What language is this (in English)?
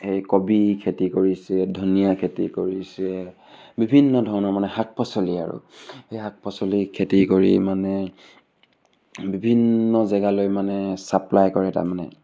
Assamese